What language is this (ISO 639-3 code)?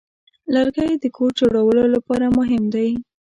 pus